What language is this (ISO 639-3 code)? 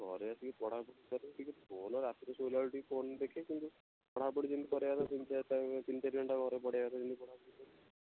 ori